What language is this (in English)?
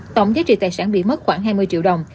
Vietnamese